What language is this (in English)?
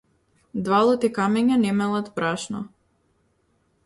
Macedonian